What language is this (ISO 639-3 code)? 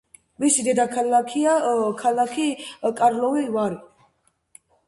kat